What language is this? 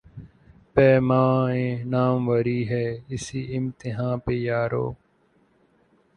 Urdu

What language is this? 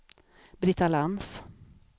Swedish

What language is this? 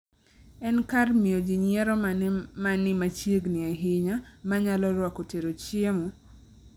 Luo (Kenya and Tanzania)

